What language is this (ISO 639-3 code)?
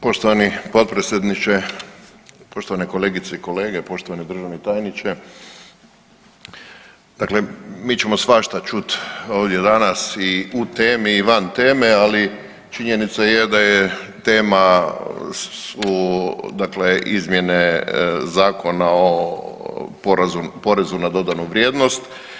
hrv